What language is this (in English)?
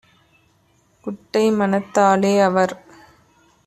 Tamil